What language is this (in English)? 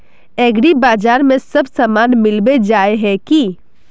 Magahi